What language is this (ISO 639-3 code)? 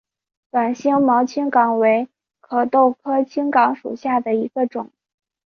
zho